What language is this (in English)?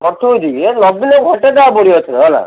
Odia